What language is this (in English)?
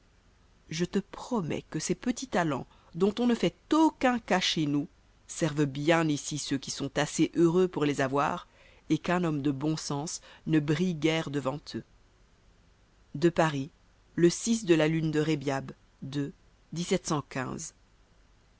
French